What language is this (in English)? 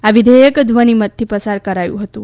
Gujarati